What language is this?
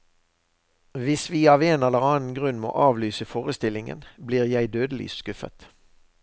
Norwegian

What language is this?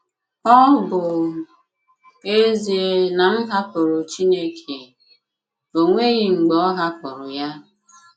Igbo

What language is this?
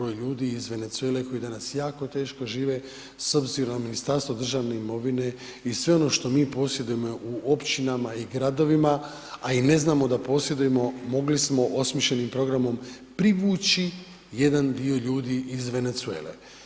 Croatian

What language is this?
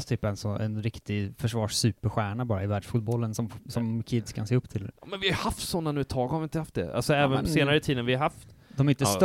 Swedish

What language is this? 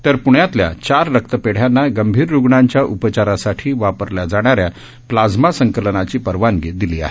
Marathi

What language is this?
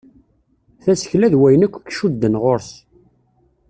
Kabyle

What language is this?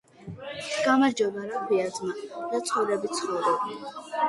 Georgian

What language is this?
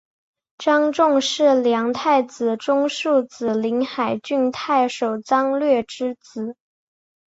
Chinese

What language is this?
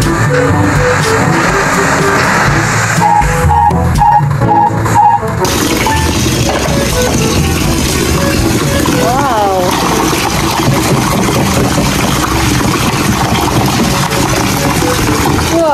Indonesian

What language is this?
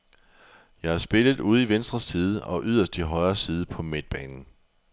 Danish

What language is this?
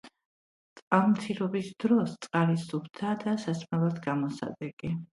Georgian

